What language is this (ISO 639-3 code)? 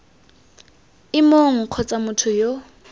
tsn